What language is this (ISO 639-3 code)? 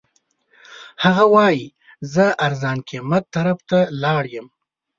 pus